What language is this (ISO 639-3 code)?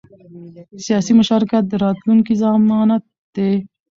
pus